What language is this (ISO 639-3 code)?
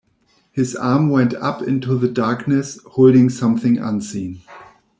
eng